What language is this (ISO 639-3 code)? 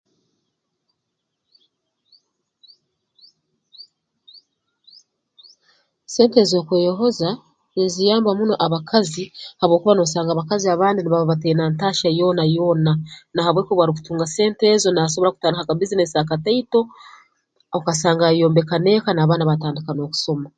ttj